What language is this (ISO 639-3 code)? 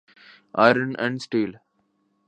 urd